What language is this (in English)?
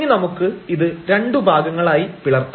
Malayalam